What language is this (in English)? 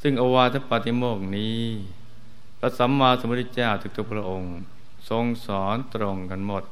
Thai